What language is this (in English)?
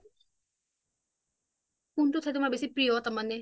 Assamese